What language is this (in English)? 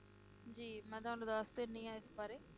Punjabi